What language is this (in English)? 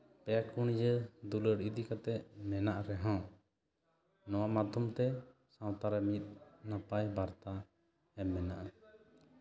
Santali